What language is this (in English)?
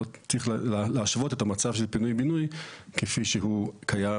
Hebrew